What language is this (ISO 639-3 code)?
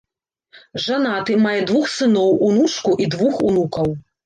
bel